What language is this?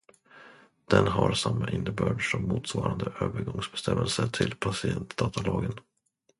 Swedish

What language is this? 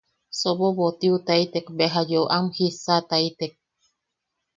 Yaqui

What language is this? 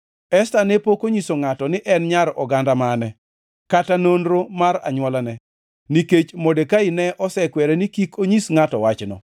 Luo (Kenya and Tanzania)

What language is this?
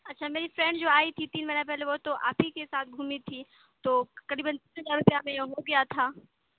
Urdu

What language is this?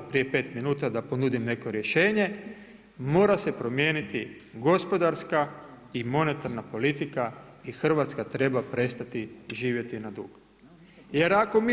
Croatian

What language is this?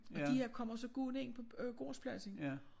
Danish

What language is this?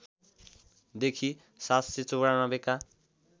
Nepali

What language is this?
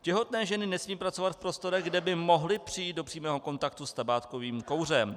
Czech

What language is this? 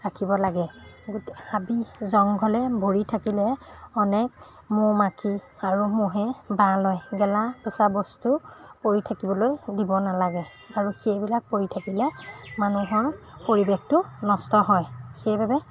Assamese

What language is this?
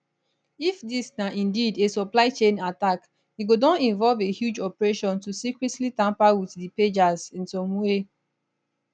Nigerian Pidgin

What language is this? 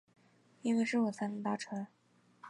Chinese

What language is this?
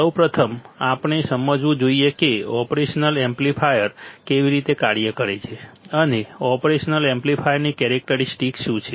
Gujarati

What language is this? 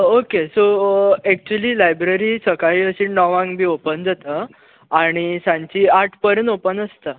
Konkani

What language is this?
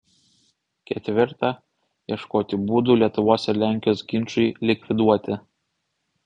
Lithuanian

